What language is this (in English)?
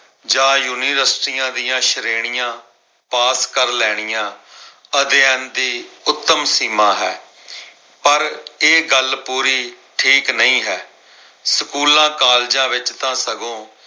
Punjabi